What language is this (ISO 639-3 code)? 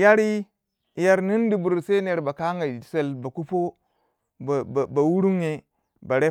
wja